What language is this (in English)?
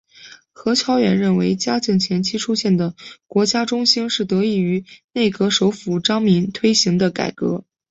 Chinese